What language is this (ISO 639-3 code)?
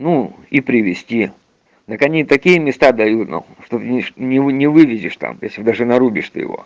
rus